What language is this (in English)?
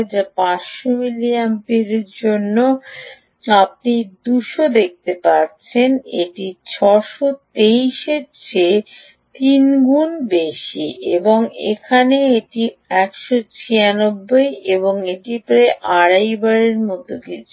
Bangla